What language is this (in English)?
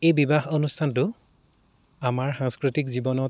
Assamese